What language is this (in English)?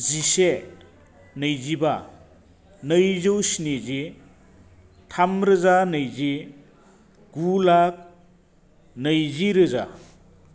Bodo